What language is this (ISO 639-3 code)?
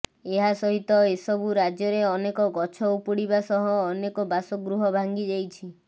ori